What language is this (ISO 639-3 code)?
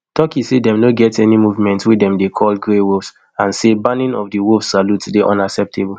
pcm